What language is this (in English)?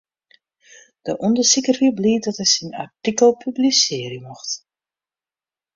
Western Frisian